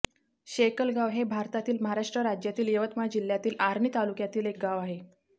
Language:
Marathi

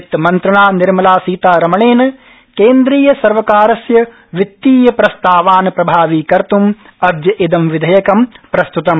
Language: Sanskrit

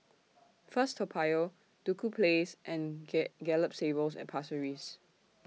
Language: English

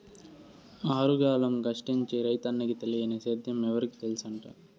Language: Telugu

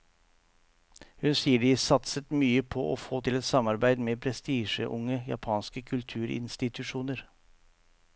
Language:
Norwegian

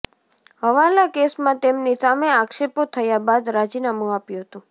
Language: Gujarati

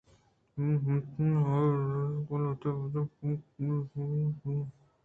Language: Eastern Balochi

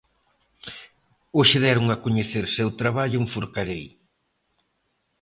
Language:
Galician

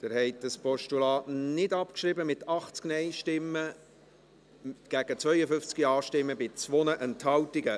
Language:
Swiss German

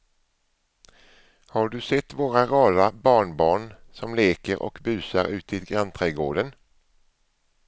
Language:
Swedish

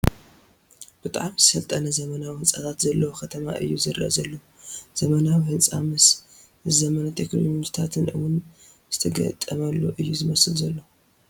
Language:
Tigrinya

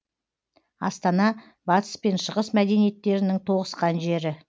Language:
Kazakh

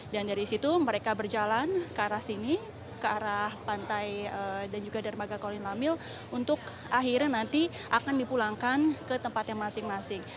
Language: Indonesian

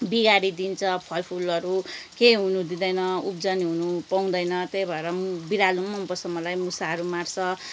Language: Nepali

